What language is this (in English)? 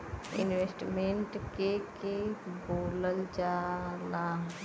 Bhojpuri